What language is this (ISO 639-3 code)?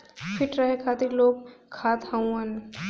bho